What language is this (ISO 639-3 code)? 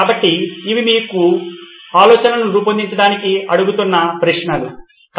tel